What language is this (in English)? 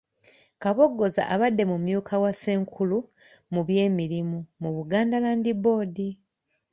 Ganda